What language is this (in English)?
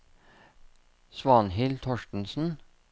Norwegian